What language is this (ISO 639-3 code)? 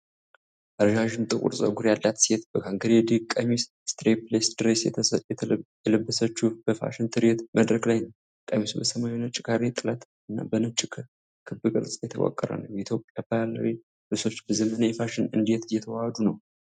amh